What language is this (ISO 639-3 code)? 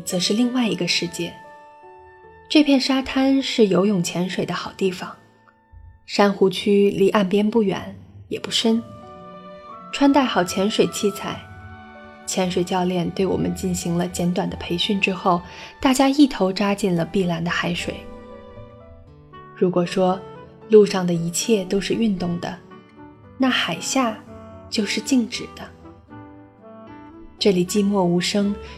zho